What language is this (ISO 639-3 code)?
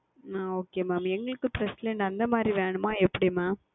tam